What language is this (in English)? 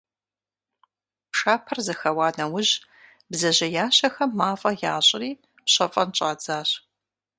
Kabardian